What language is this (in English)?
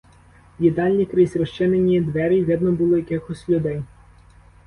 Ukrainian